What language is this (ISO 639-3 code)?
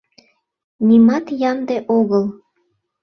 chm